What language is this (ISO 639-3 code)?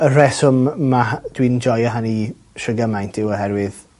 cym